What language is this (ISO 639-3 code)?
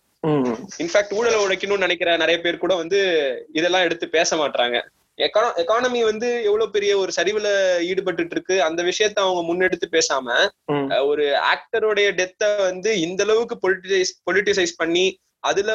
tam